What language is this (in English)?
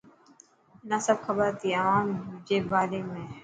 Dhatki